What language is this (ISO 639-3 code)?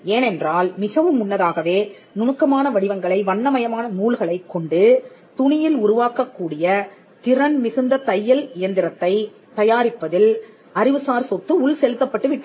tam